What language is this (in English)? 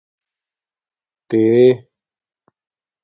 Domaaki